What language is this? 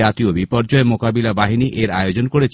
Bangla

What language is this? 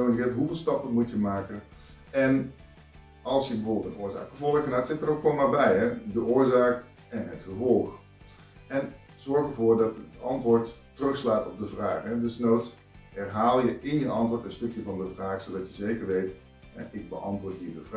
Dutch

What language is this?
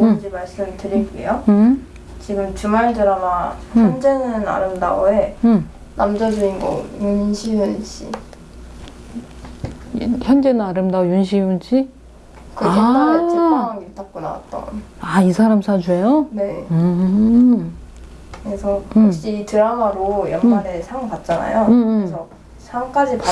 Korean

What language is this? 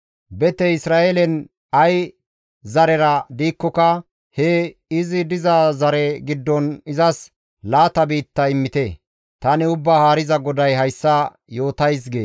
Gamo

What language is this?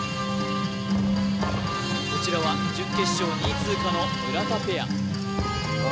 Japanese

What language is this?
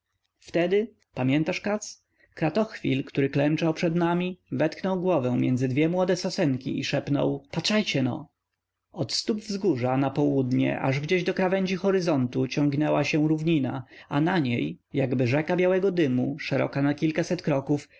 Polish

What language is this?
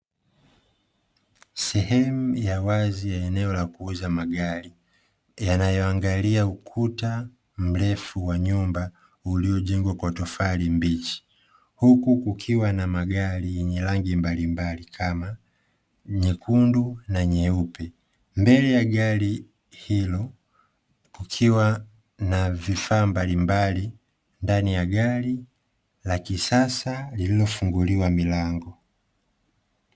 Swahili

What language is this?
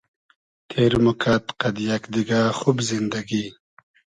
Hazaragi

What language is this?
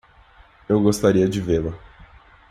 Portuguese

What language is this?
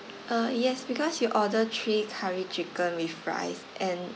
English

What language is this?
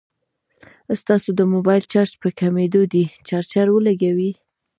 Pashto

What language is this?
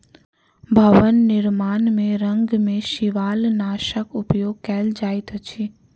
Maithili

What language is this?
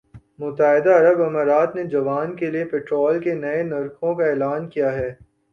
Urdu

